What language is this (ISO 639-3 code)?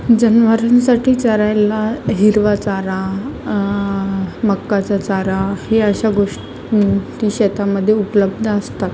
mar